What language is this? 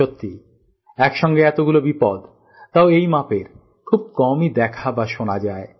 Bangla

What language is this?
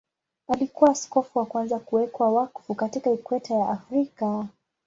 Swahili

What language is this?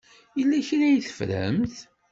Kabyle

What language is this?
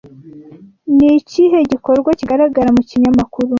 Kinyarwanda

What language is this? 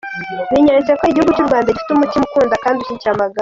Kinyarwanda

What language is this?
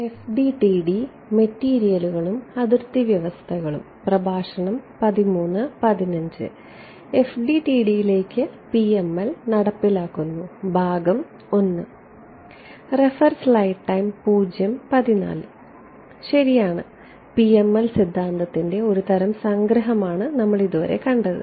Malayalam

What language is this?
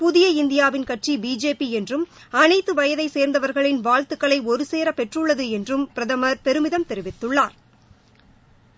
Tamil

